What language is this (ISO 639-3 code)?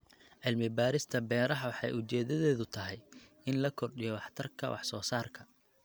som